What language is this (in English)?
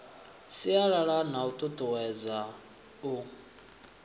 Venda